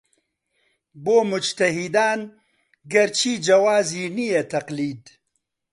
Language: Central Kurdish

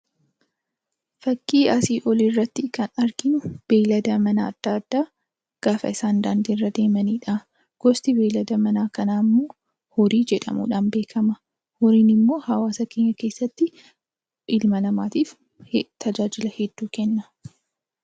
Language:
Oromo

